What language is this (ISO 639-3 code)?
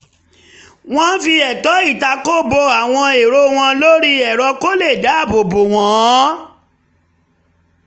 yor